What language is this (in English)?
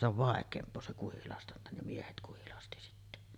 Finnish